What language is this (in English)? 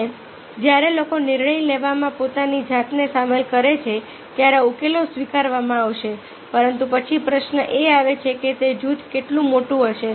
Gujarati